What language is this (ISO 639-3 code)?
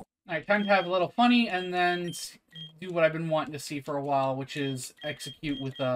eng